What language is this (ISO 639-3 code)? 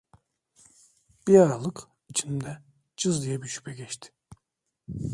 tur